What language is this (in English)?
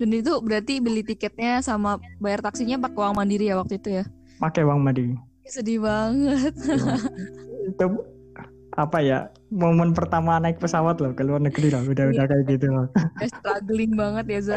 Indonesian